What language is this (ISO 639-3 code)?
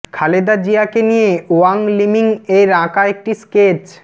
ben